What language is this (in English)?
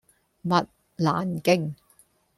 Cantonese